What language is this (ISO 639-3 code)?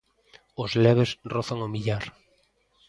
glg